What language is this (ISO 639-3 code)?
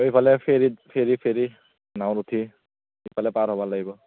asm